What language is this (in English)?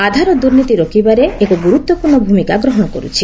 Odia